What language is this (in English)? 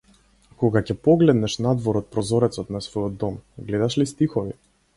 Macedonian